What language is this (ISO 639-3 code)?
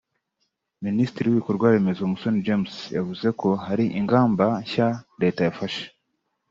kin